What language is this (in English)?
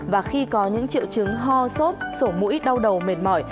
Vietnamese